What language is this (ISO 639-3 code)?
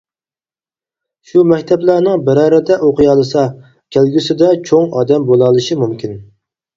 uig